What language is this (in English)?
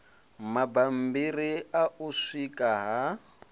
Venda